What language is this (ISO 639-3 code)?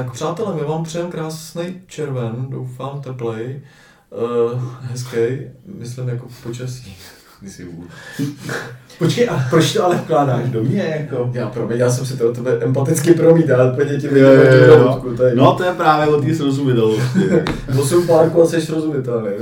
ces